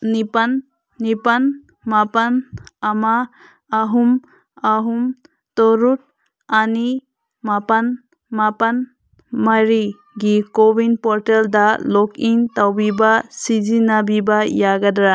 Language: Manipuri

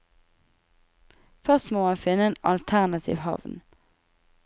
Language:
Norwegian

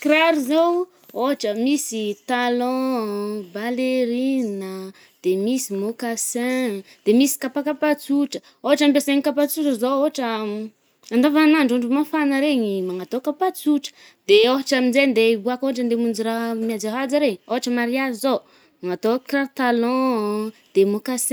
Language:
Northern Betsimisaraka Malagasy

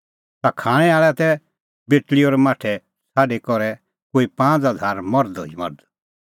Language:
Kullu Pahari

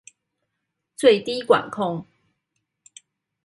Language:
Chinese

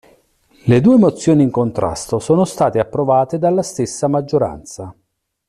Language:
Italian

